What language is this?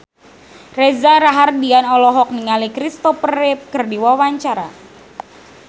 Sundanese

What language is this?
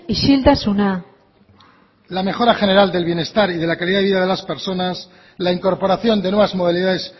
Spanish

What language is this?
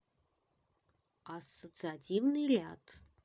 Russian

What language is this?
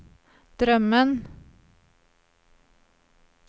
Swedish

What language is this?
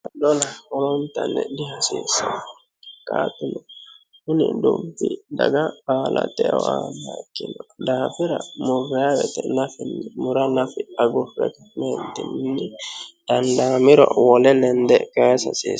Sidamo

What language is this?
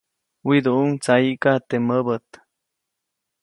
Copainalá Zoque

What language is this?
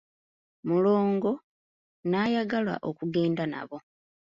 Ganda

